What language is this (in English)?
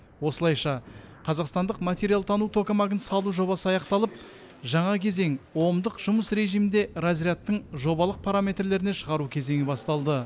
Kazakh